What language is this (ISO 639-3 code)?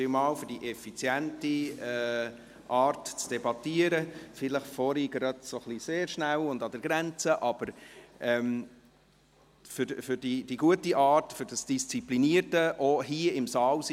gsw